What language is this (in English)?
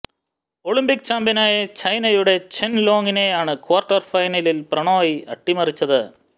Malayalam